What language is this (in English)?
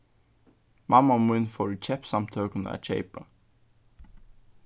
Faroese